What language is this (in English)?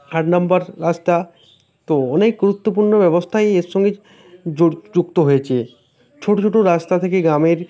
Bangla